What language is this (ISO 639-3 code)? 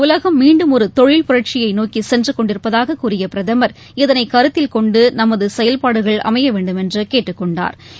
tam